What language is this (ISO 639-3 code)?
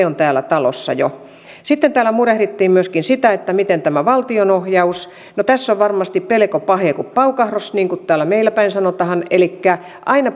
fin